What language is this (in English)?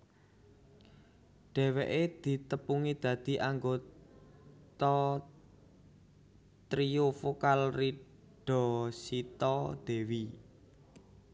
Javanese